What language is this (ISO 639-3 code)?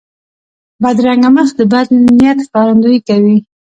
pus